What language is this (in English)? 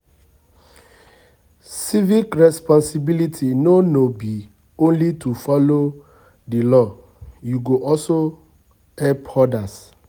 Nigerian Pidgin